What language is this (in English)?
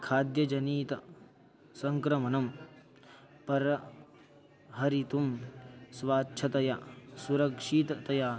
Sanskrit